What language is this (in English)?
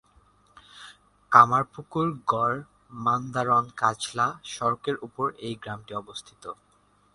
Bangla